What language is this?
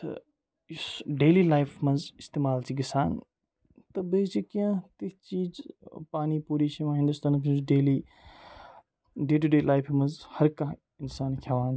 Kashmiri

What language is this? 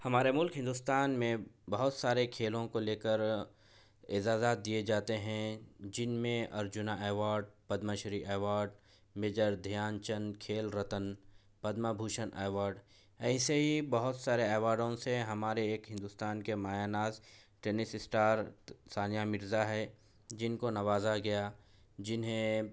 Urdu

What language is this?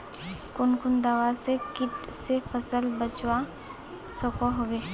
Magahi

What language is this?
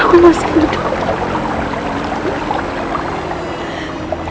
Indonesian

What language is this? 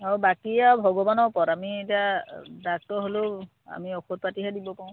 Assamese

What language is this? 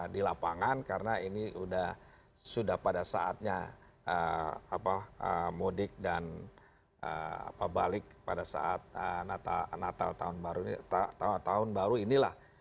Indonesian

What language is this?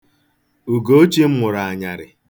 Igbo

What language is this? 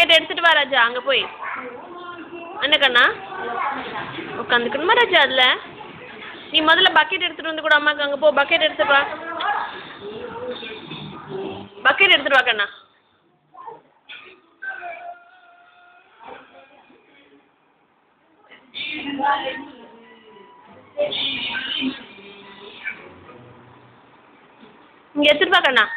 Indonesian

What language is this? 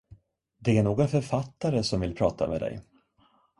Swedish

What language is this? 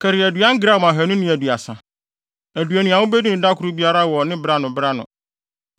Akan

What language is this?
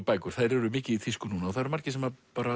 Icelandic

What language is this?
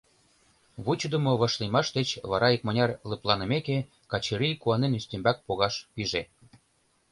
Mari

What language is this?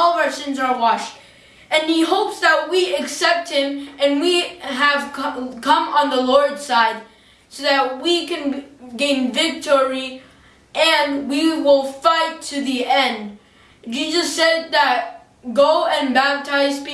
English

